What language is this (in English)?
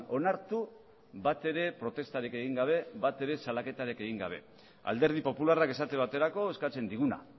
Basque